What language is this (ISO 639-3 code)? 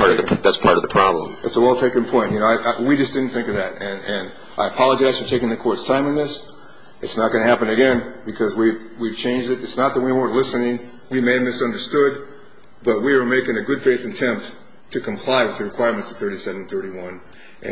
eng